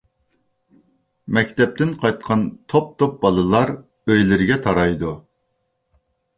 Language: Uyghur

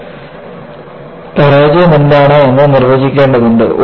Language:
Malayalam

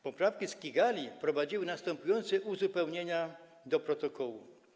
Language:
Polish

